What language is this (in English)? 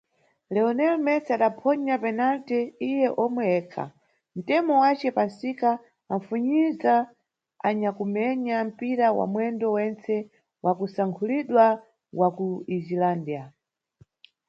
Nyungwe